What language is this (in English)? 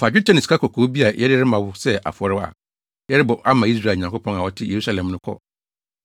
Akan